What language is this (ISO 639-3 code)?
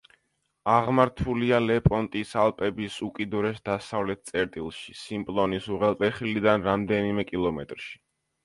kat